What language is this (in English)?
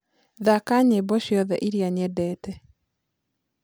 Kikuyu